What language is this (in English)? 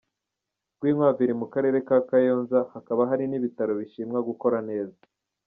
Kinyarwanda